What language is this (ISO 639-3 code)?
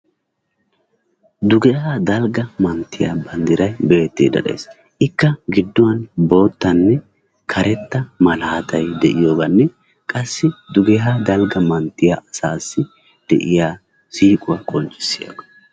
wal